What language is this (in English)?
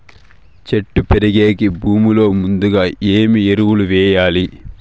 Telugu